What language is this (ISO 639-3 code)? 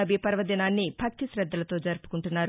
tel